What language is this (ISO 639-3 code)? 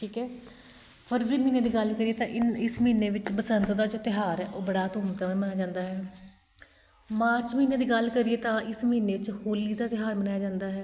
pan